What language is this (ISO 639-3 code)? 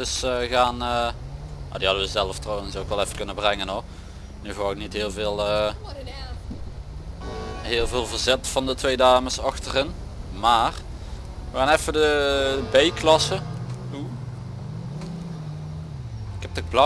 nld